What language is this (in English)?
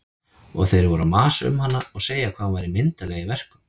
Icelandic